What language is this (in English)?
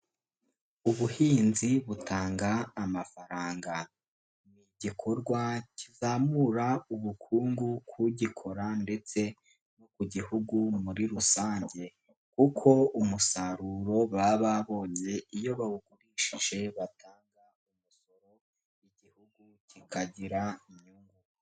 Kinyarwanda